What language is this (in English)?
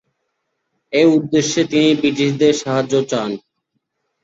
Bangla